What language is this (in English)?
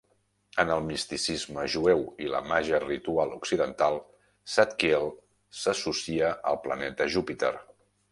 Catalan